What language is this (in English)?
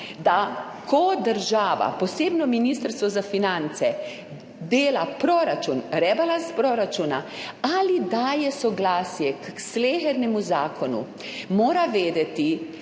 Slovenian